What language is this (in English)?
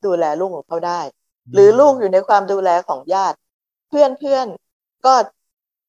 Thai